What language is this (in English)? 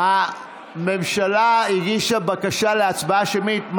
Hebrew